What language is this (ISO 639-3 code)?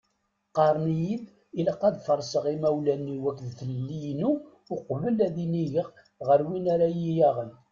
kab